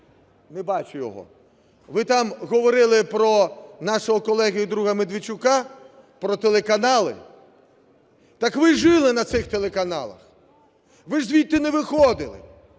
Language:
Ukrainian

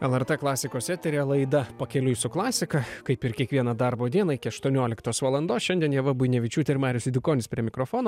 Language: Lithuanian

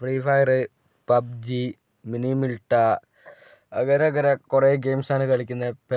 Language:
Malayalam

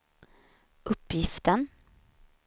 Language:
Swedish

